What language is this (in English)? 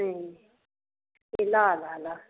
Nepali